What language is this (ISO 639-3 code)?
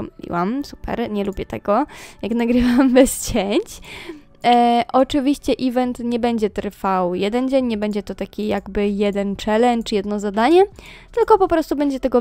pol